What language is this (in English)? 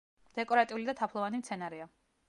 Georgian